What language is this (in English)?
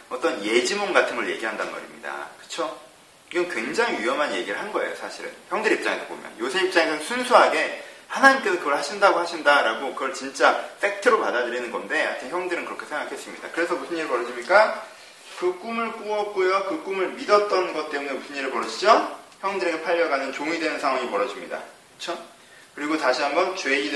Korean